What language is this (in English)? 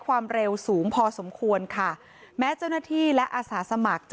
Thai